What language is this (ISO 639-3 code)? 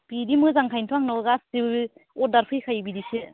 brx